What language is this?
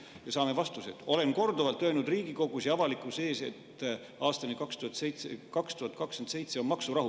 Estonian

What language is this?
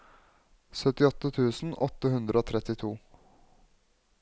Norwegian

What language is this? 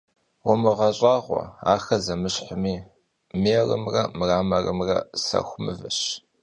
Kabardian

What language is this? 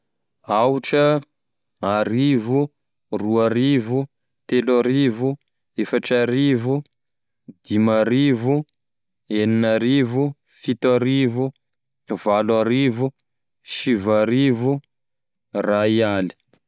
Tesaka Malagasy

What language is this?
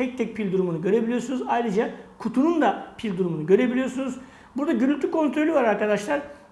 Turkish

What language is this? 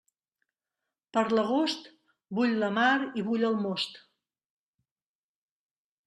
Catalan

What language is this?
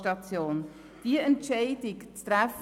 Swiss German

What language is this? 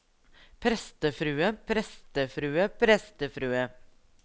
Norwegian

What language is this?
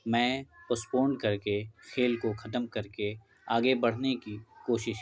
Urdu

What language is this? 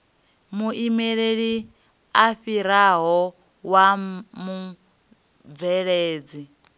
Venda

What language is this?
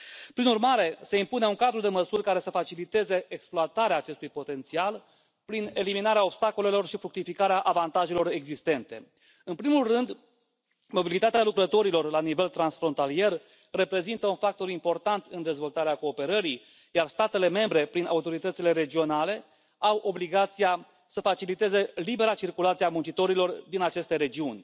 Romanian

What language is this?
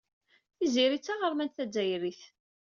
Kabyle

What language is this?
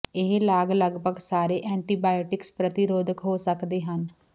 Punjabi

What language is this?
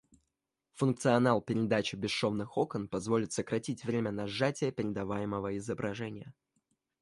Russian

